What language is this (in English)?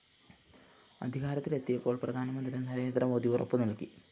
Malayalam